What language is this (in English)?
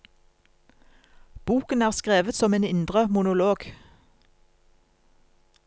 Norwegian